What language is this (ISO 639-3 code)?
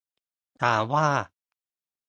tha